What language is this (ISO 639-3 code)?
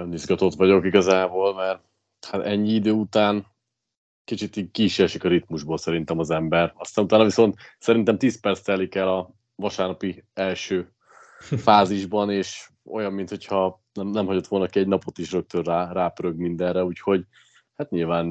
hun